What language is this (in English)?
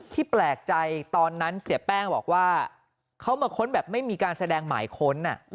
Thai